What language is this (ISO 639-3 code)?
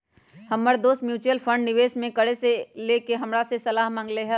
mag